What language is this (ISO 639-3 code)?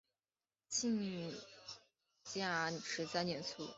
zho